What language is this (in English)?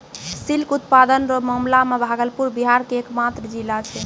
Maithili